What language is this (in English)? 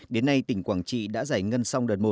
Vietnamese